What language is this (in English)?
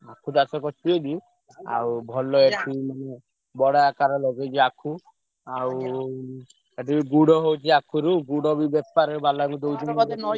Odia